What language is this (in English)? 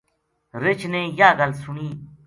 Gujari